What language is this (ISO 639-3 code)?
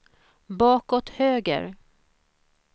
swe